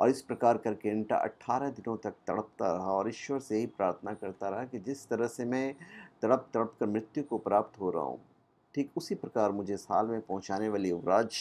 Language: Hindi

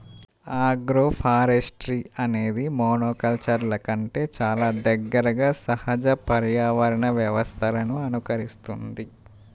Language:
Telugu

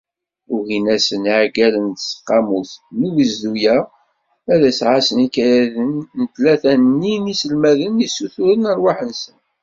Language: Kabyle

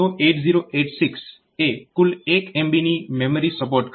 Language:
Gujarati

